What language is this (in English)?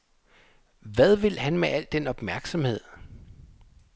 Danish